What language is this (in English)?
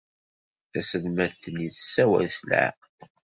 Kabyle